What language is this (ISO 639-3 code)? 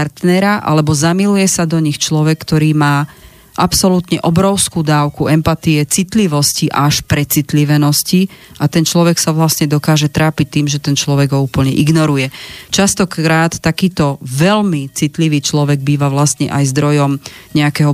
slk